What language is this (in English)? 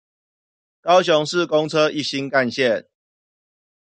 Chinese